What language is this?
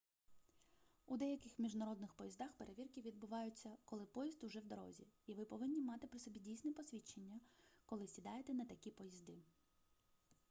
Ukrainian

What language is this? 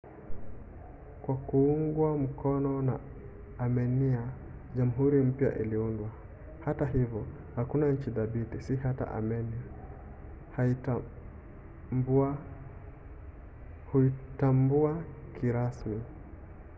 Swahili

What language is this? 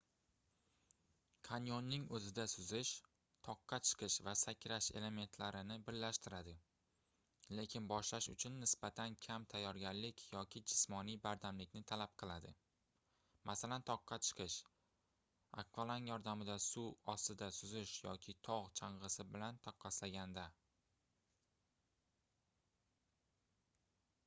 Uzbek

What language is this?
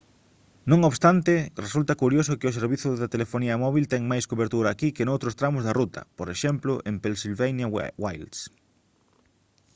Galician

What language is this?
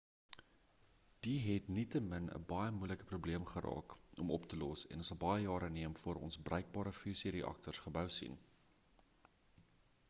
Afrikaans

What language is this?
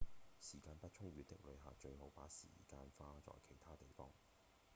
Cantonese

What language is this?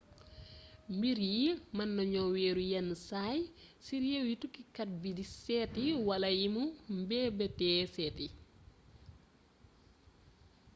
Wolof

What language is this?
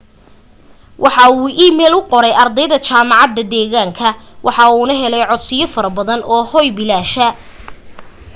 Somali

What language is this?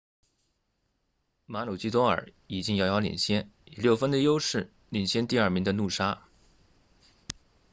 Chinese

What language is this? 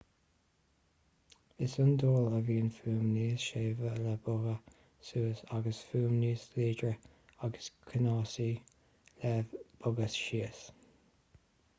Irish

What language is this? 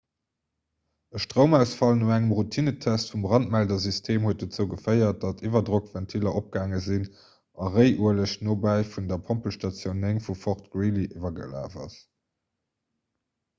Luxembourgish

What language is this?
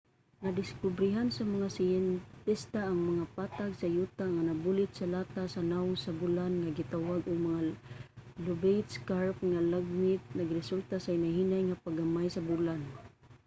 Cebuano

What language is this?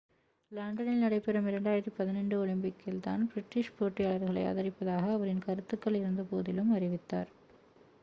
Tamil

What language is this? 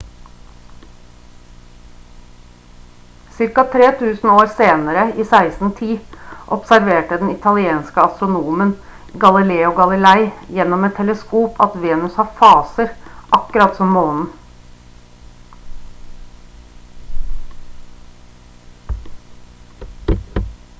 Norwegian Bokmål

